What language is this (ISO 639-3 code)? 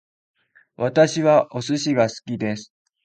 jpn